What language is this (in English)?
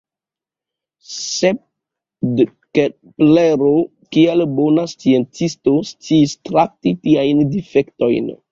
Esperanto